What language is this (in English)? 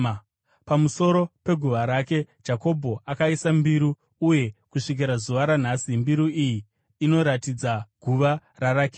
Shona